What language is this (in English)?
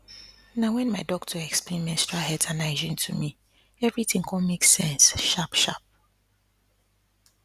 Nigerian Pidgin